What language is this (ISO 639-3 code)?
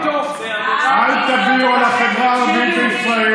heb